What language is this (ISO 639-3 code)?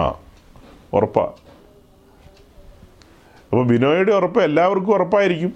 mal